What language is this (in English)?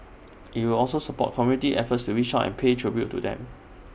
English